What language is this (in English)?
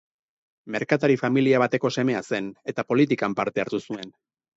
Basque